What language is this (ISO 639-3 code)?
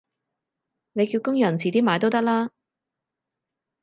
yue